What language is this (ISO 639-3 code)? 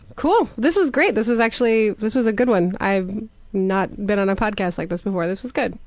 eng